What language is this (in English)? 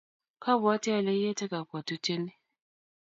Kalenjin